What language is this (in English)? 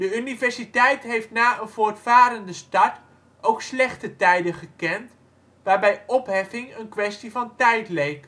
Dutch